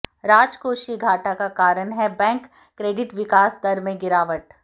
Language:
Hindi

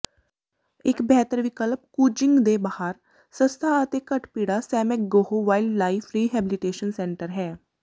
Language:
Punjabi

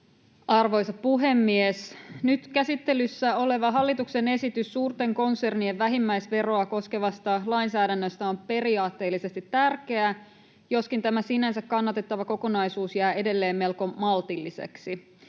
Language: Finnish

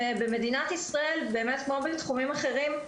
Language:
Hebrew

